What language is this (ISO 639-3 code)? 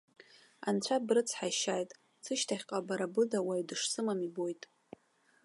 abk